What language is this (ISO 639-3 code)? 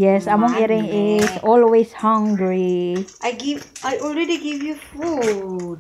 fil